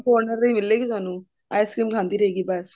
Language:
Punjabi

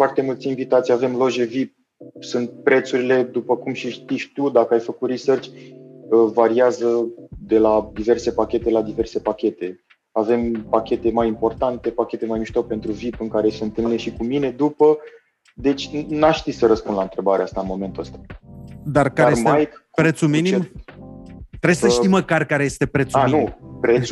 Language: Romanian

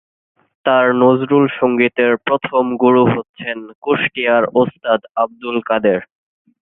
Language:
Bangla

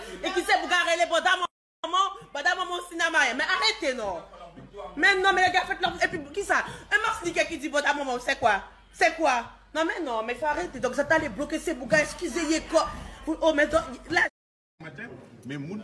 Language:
French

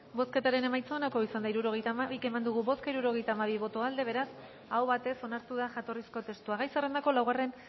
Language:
Basque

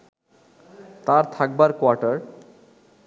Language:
Bangla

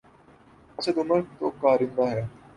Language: Urdu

